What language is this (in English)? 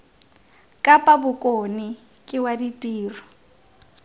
Tswana